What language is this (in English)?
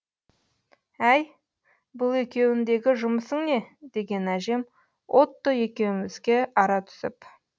Kazakh